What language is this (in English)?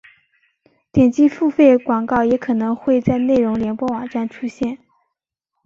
Chinese